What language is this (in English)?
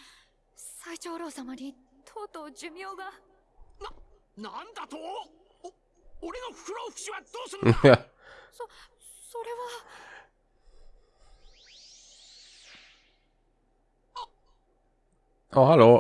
German